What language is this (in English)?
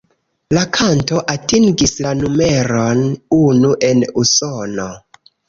Esperanto